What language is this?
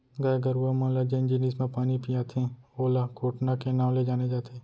Chhattisgarhi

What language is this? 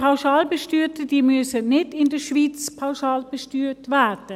Swiss German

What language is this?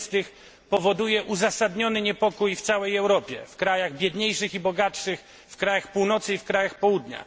Polish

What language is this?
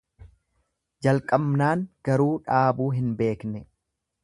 Oromo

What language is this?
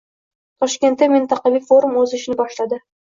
Uzbek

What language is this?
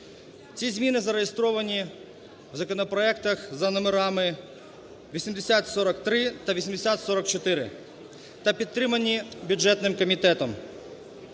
Ukrainian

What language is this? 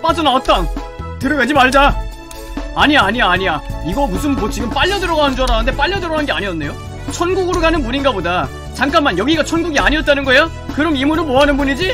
Korean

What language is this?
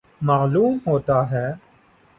Urdu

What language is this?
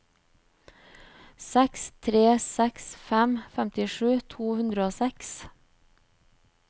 Norwegian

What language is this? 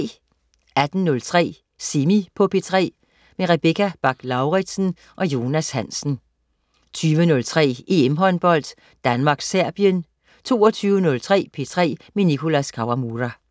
Danish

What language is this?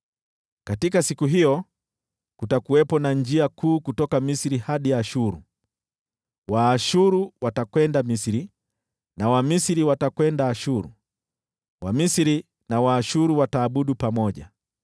Swahili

